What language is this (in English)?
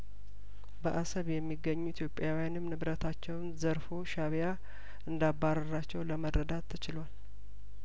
Amharic